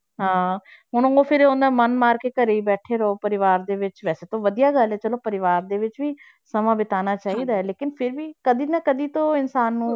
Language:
Punjabi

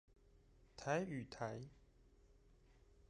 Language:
Chinese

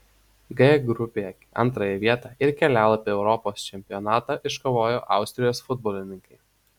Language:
Lithuanian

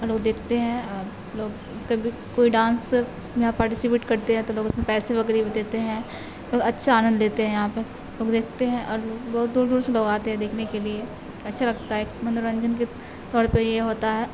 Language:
Urdu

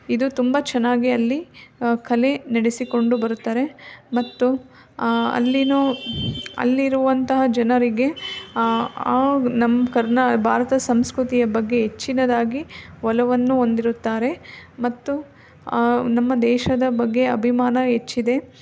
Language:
Kannada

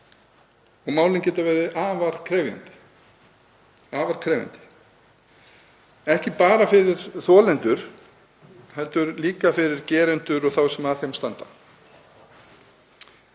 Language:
Icelandic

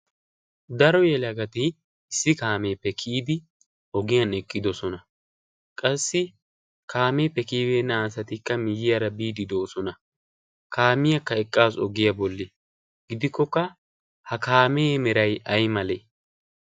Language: Wolaytta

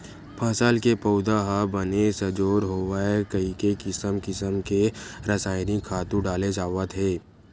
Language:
Chhattisgarhi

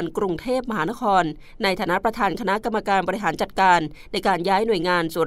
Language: Thai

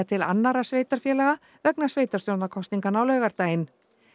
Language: Icelandic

